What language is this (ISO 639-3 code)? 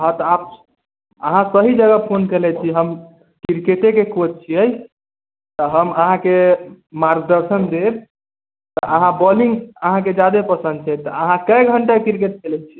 mai